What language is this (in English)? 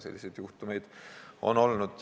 Estonian